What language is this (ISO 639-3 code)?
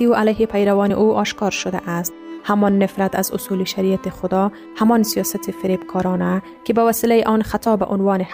fas